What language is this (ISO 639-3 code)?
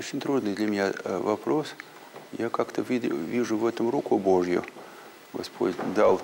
rus